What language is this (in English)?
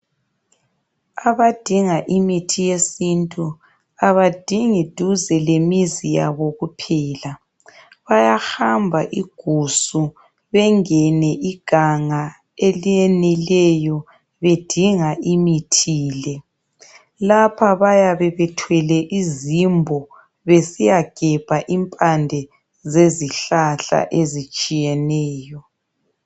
North Ndebele